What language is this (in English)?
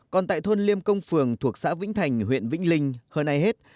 Vietnamese